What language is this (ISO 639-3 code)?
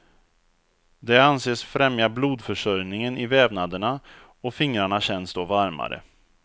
swe